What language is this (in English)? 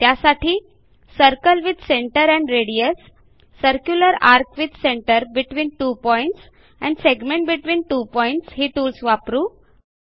Marathi